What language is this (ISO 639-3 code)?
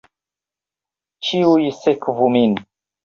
epo